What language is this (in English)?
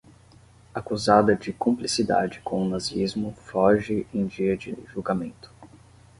Portuguese